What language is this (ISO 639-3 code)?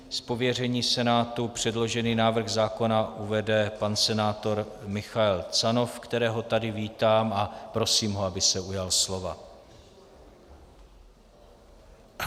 ces